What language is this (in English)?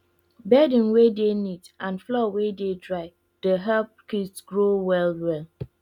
Nigerian Pidgin